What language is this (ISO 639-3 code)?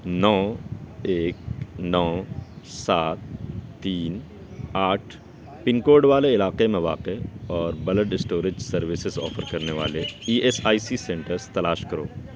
urd